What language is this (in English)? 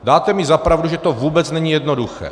Czech